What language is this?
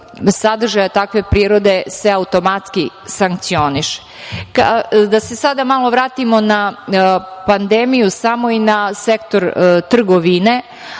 Serbian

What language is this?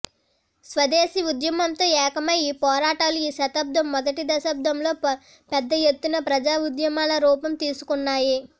Telugu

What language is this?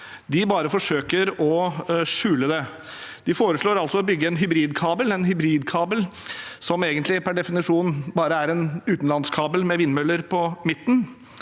Norwegian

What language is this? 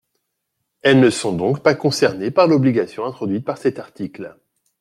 French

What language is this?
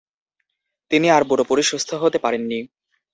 Bangla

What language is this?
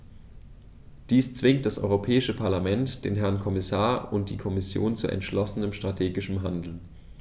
German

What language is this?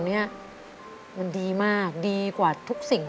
Thai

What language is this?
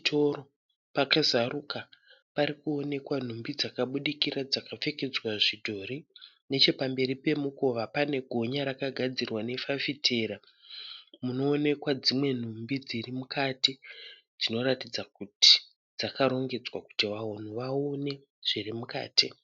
Shona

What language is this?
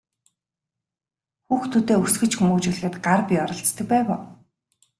Mongolian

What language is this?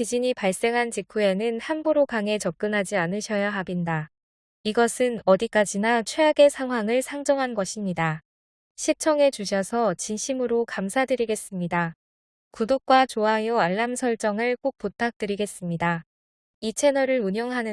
Korean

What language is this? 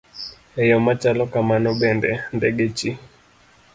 Luo (Kenya and Tanzania)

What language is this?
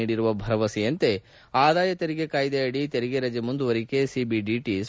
Kannada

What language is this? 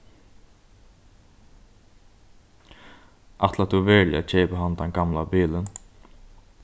Faroese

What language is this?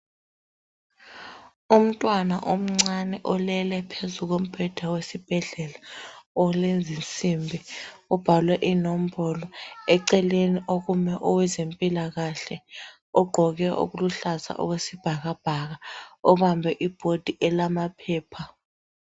North Ndebele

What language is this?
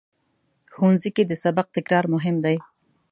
Pashto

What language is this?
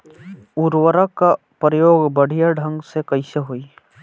Bhojpuri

